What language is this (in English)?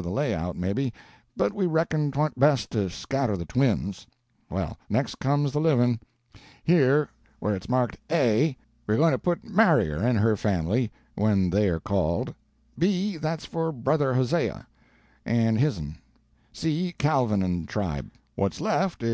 English